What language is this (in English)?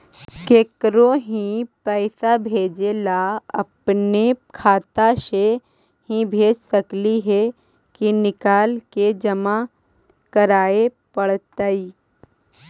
Magahi